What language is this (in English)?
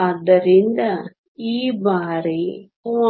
Kannada